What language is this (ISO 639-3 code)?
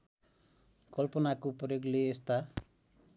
nep